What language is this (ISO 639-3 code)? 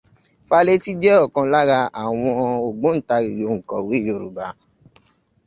yor